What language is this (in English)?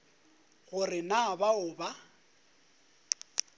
Northern Sotho